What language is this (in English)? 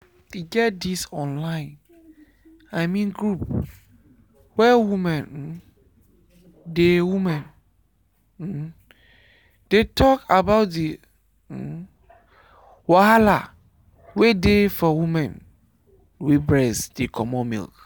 Nigerian Pidgin